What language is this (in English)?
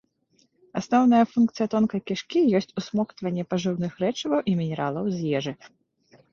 Belarusian